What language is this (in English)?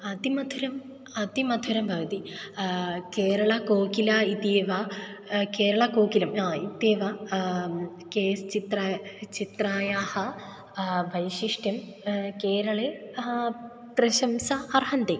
Sanskrit